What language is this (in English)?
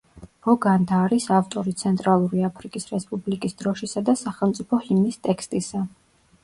Georgian